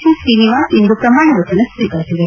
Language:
Kannada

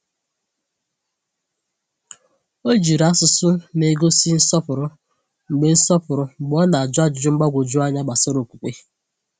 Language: Igbo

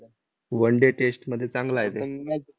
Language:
Marathi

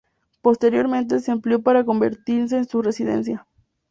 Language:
Spanish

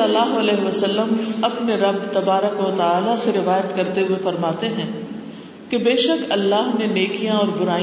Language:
Urdu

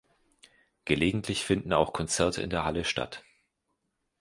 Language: German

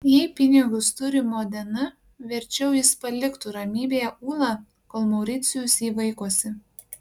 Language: Lithuanian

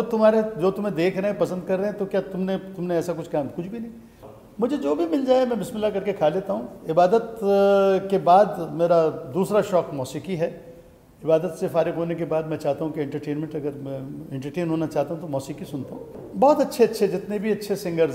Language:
Hindi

